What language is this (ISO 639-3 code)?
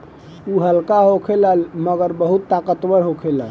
bho